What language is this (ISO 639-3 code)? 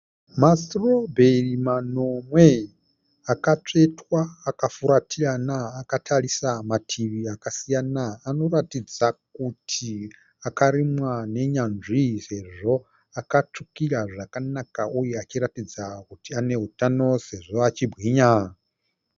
sna